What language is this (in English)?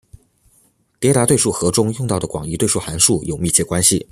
Chinese